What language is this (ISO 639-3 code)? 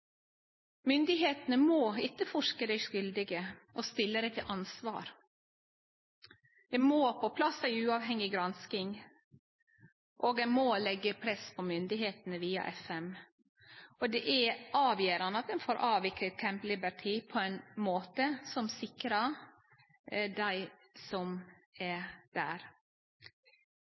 nno